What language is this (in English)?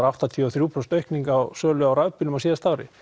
Icelandic